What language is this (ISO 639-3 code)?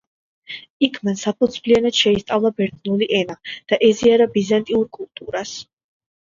kat